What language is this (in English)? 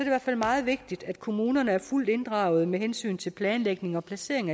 Danish